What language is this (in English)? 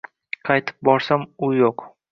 Uzbek